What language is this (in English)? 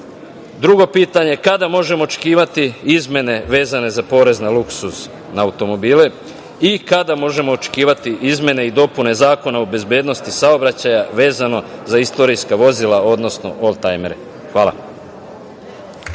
Serbian